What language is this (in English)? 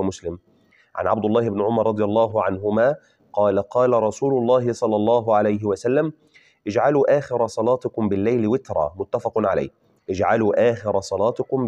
Arabic